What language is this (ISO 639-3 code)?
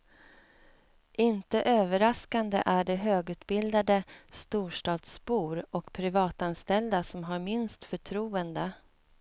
swe